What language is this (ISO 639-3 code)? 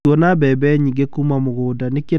kik